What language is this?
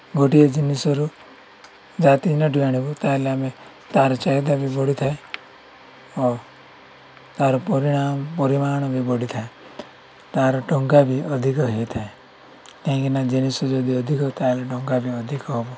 Odia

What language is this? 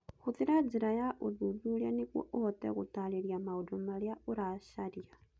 Kikuyu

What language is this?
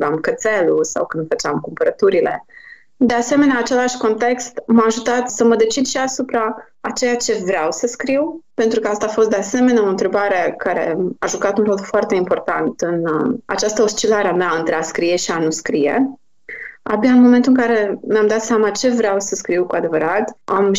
Romanian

